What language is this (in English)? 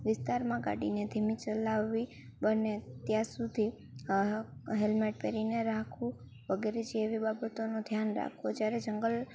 Gujarati